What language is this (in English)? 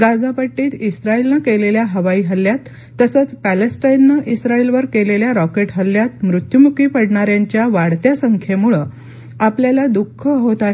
Marathi